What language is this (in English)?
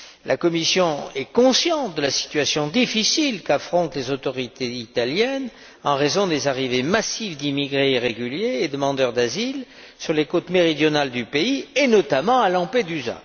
French